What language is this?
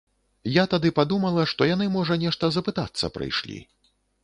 Belarusian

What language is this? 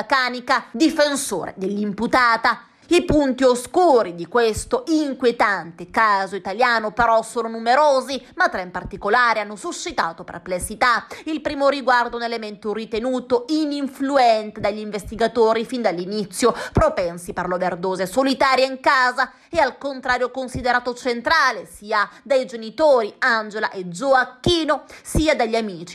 Italian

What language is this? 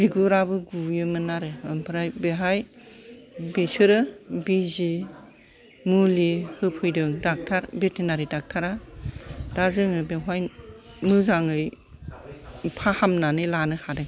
Bodo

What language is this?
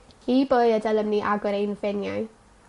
Welsh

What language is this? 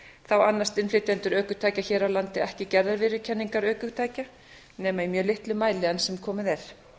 Icelandic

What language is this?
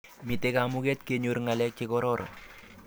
Kalenjin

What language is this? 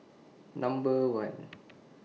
English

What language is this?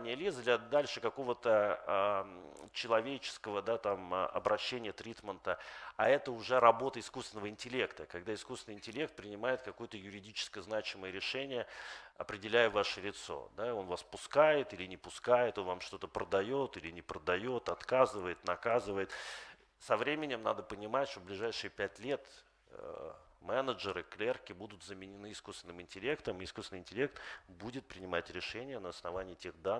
Russian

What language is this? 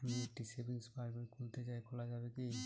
Bangla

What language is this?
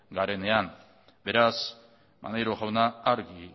Basque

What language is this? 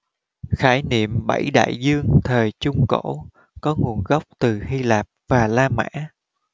Vietnamese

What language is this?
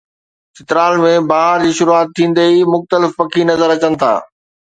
Sindhi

